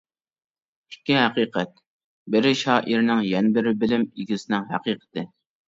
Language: Uyghur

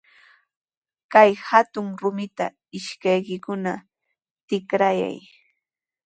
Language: Sihuas Ancash Quechua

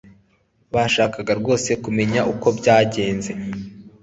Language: Kinyarwanda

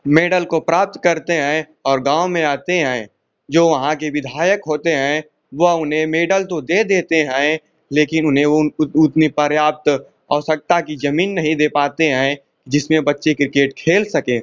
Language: Hindi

